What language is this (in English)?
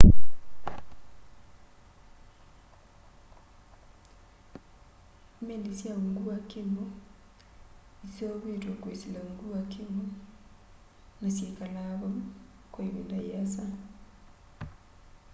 Kamba